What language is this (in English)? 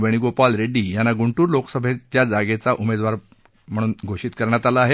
Marathi